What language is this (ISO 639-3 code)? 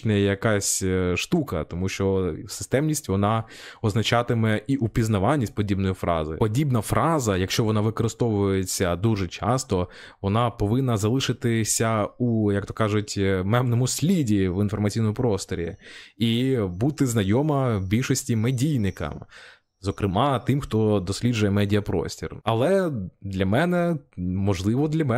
ukr